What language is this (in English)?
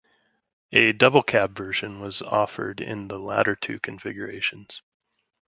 English